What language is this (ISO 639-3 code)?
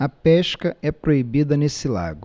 por